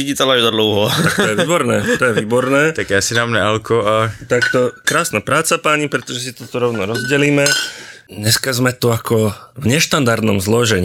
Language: Czech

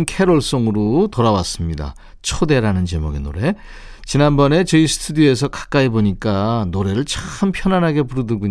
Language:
Korean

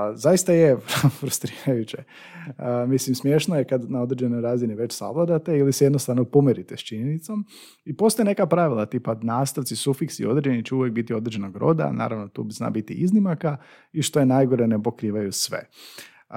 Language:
Croatian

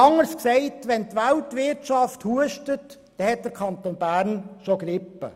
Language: Swiss German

